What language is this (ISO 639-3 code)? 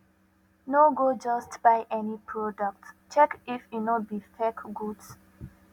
pcm